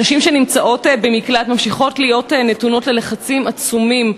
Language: Hebrew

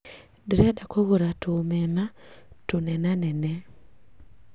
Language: Kikuyu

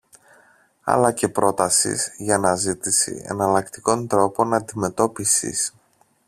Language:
Greek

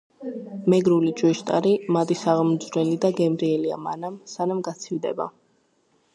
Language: Georgian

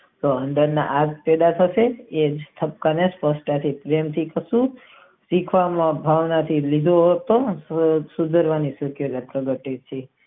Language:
Gujarati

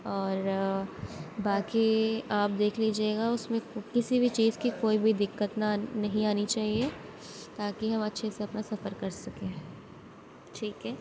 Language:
Urdu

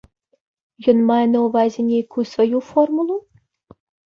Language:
Belarusian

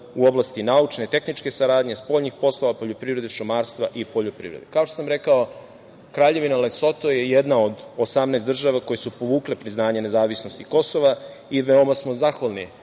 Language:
Serbian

